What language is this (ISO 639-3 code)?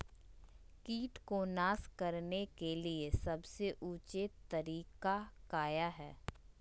mag